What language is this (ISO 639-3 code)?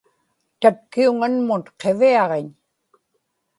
ipk